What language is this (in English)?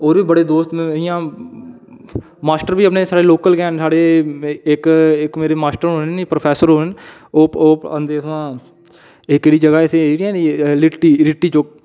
Dogri